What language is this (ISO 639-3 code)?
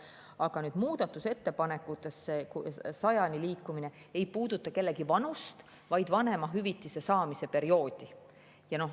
est